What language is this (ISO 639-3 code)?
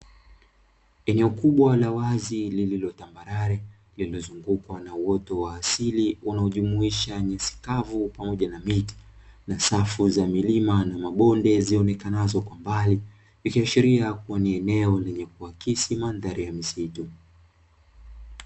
swa